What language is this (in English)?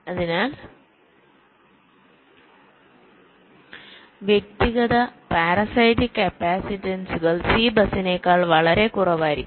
Malayalam